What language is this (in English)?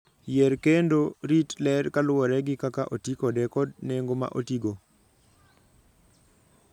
Luo (Kenya and Tanzania)